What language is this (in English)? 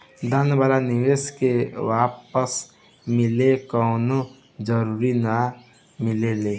Bhojpuri